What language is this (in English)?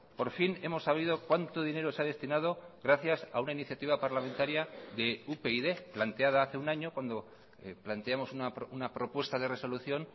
Spanish